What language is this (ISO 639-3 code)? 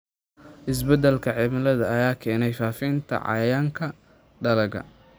som